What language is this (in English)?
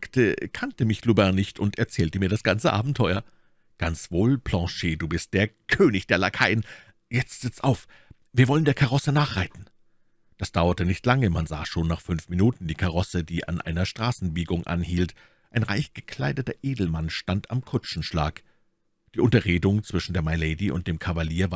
German